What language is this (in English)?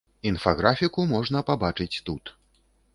Belarusian